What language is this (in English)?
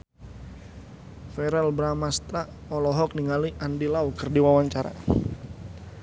Sundanese